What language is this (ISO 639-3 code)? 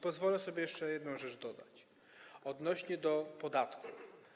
pol